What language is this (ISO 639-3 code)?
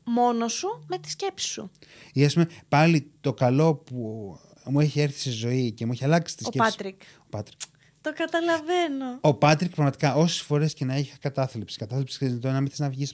ell